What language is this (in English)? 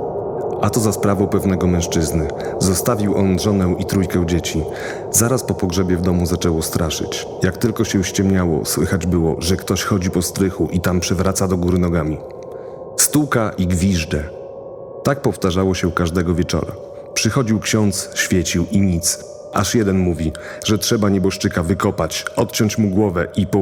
Polish